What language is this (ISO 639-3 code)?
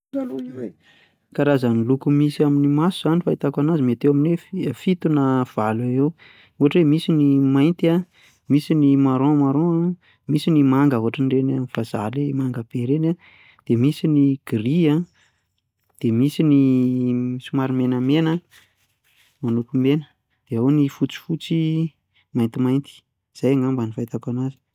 mlg